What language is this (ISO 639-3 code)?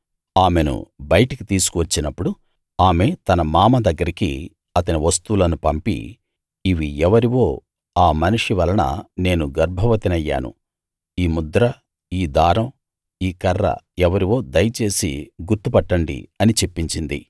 tel